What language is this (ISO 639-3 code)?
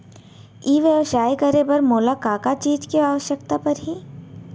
hne